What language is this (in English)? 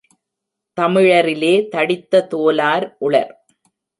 Tamil